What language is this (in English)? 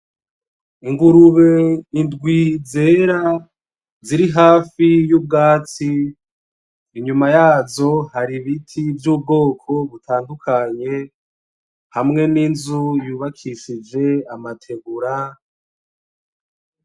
Rundi